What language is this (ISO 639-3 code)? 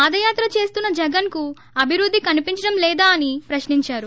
tel